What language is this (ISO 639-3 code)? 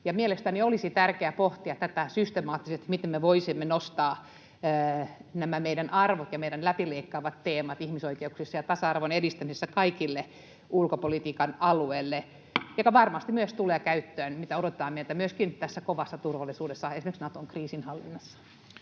fin